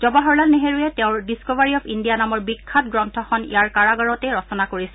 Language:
Assamese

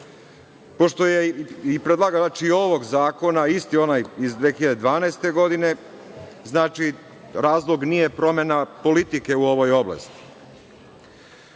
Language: Serbian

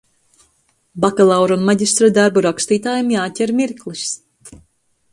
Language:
Latvian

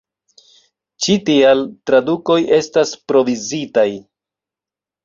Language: Esperanto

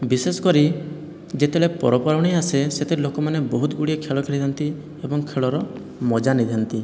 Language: Odia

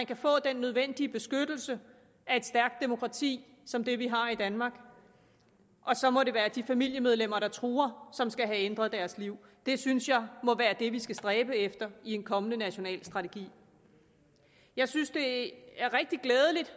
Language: Danish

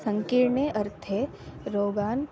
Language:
Sanskrit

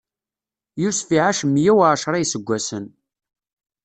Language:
Kabyle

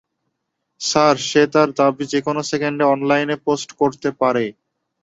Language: Bangla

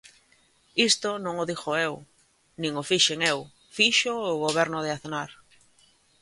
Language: Galician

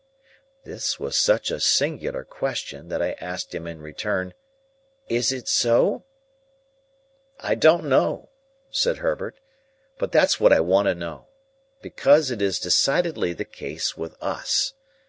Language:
English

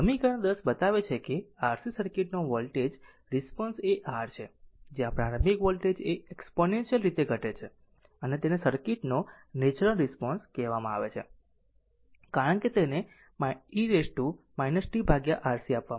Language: Gujarati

